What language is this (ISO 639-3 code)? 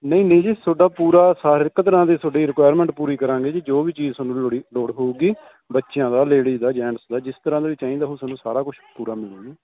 pan